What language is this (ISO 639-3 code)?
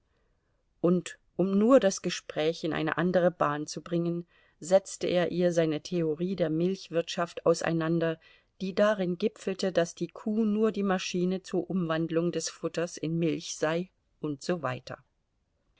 deu